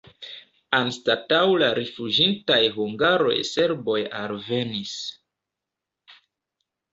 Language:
Esperanto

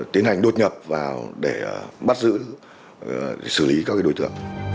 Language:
Vietnamese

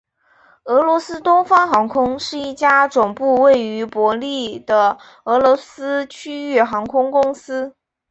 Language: Chinese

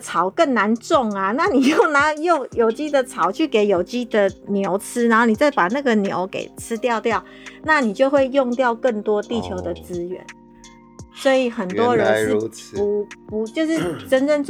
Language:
Chinese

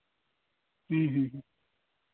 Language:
Santali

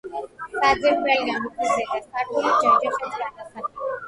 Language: Georgian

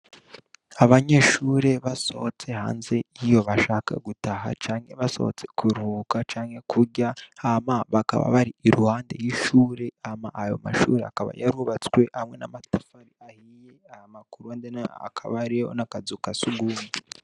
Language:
Rundi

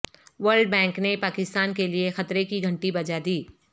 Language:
Urdu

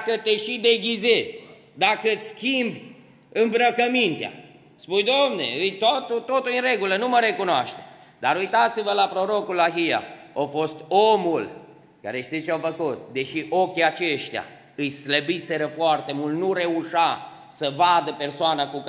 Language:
Romanian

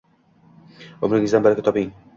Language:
Uzbek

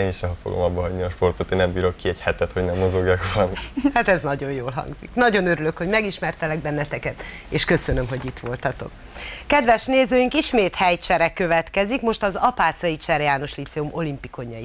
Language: Hungarian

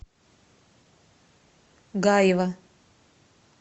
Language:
Russian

